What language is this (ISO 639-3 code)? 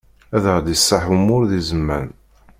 kab